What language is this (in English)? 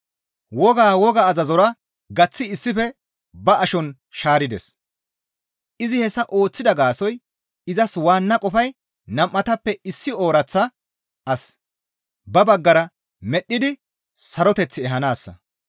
Gamo